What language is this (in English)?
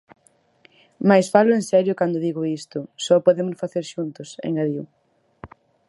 Galician